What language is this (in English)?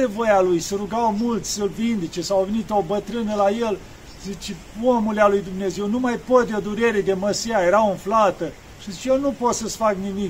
Romanian